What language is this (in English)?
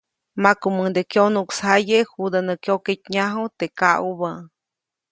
Copainalá Zoque